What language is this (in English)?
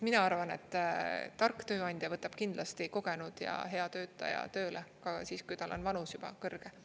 Estonian